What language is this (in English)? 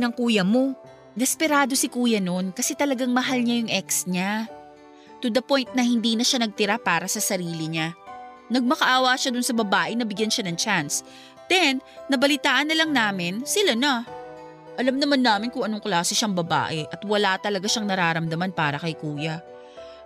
Filipino